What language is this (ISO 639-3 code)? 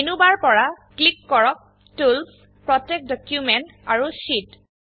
asm